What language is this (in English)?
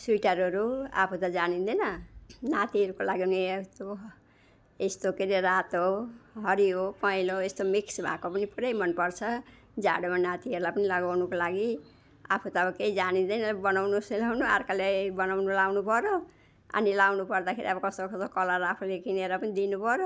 Nepali